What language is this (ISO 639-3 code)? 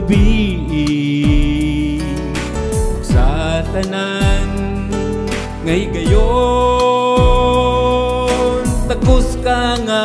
fil